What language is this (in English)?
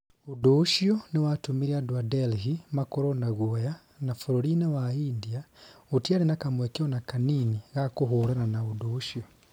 Kikuyu